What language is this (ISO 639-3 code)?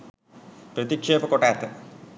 sin